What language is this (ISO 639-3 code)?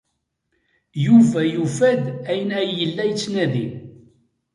kab